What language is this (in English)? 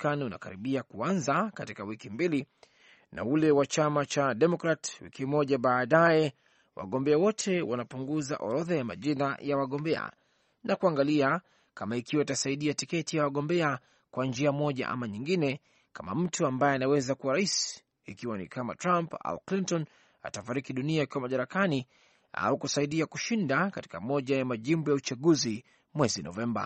Swahili